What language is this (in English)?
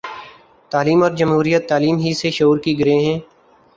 Urdu